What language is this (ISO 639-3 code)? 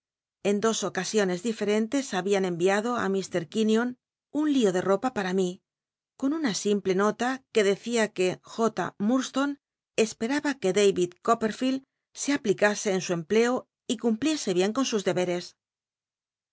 spa